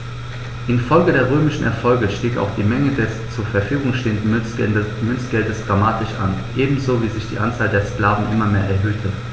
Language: German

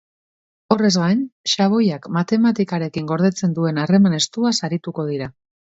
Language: Basque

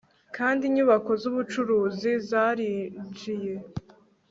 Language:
Kinyarwanda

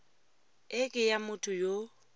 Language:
Tswana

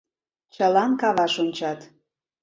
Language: Mari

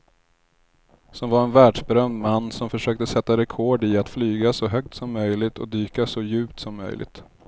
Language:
Swedish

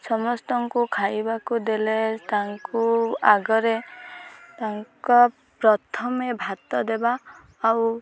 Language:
Odia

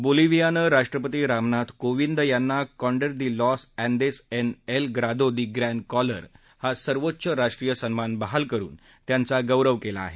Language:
Marathi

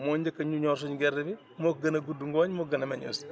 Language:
Wolof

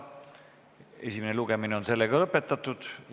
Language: Estonian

